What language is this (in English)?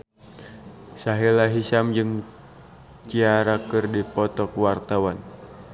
Sundanese